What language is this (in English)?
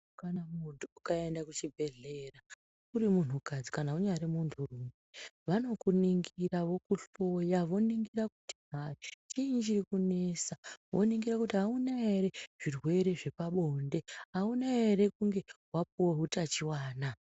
Ndau